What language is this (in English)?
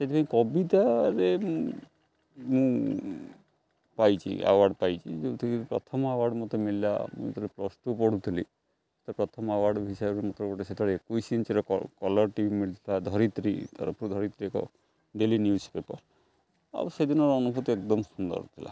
Odia